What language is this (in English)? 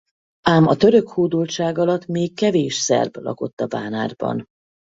Hungarian